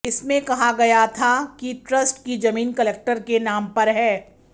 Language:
Hindi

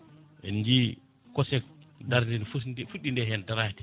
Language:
Fula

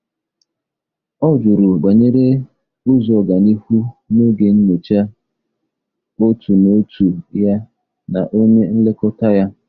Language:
Igbo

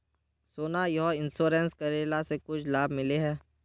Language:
Magahi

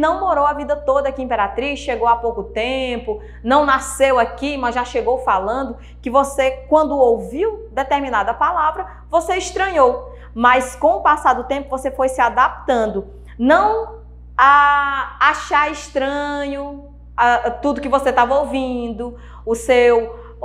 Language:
Portuguese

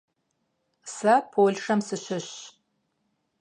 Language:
Kabardian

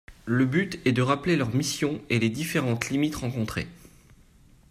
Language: French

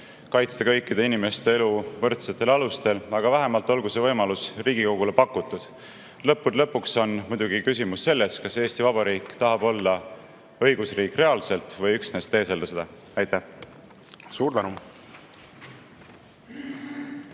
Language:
Estonian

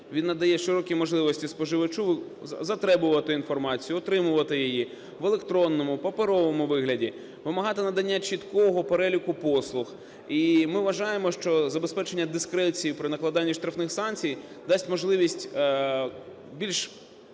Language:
Ukrainian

